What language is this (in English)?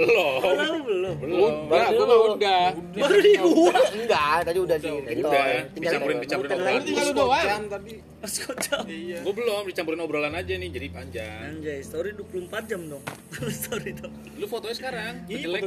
Indonesian